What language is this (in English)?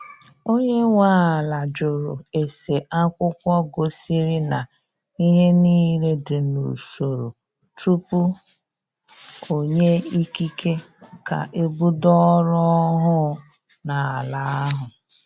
Igbo